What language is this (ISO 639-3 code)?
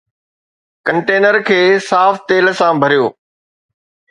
snd